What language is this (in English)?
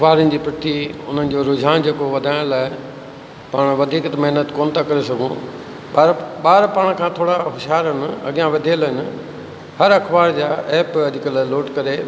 Sindhi